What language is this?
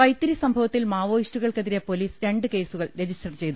Malayalam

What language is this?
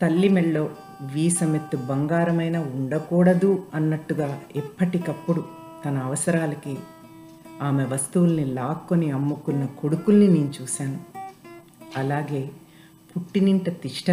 Telugu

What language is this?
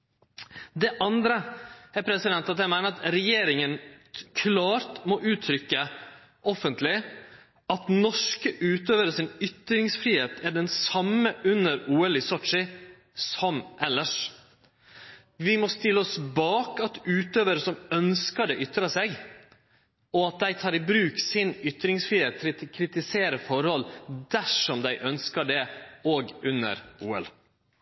Norwegian Nynorsk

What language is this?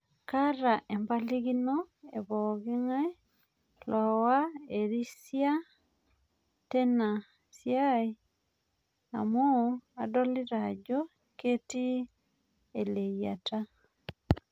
Masai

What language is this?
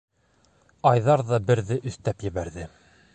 Bashkir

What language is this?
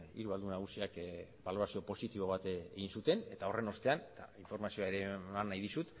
Basque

